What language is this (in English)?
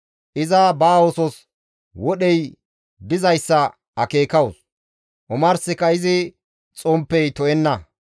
Gamo